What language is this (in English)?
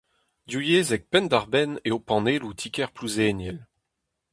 Breton